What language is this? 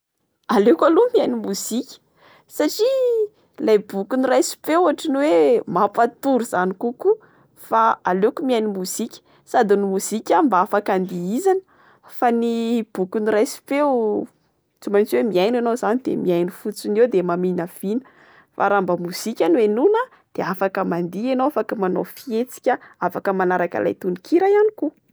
Malagasy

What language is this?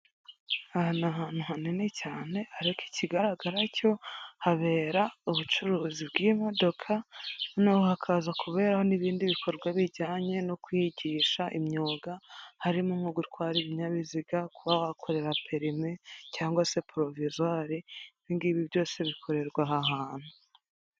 Kinyarwanda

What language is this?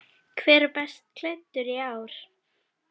Icelandic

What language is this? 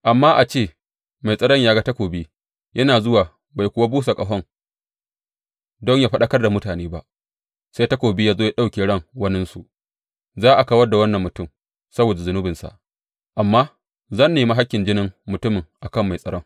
Hausa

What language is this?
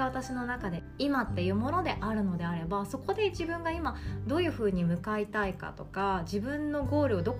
Japanese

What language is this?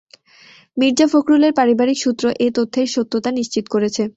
Bangla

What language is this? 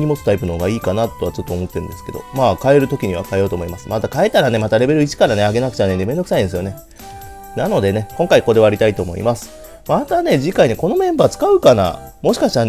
Japanese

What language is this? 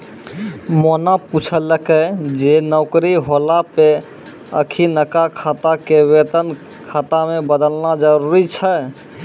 Maithili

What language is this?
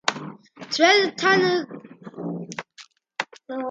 Georgian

